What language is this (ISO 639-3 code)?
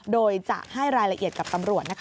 tha